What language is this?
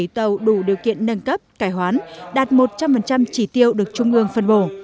Vietnamese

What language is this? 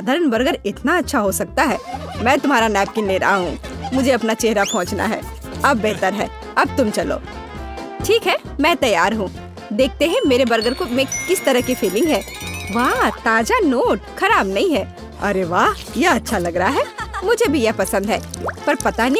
Hindi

